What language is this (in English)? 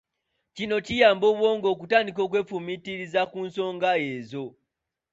Ganda